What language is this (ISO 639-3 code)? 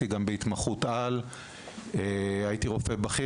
heb